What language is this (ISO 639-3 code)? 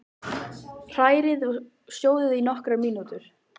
isl